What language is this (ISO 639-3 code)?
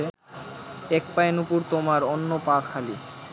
ben